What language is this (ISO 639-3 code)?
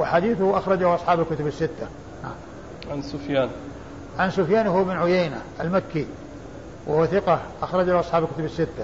ara